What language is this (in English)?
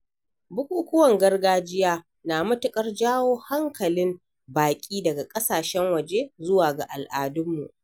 Hausa